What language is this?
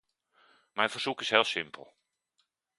Dutch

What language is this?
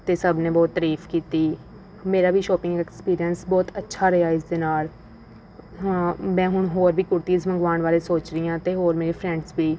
Punjabi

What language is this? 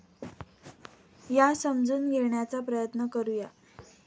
Marathi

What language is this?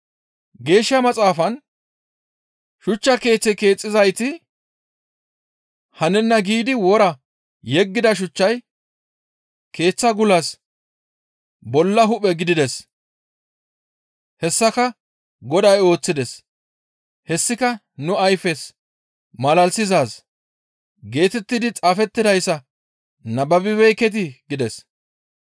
Gamo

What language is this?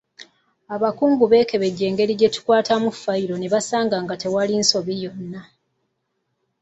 Ganda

